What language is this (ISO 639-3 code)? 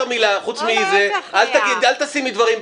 heb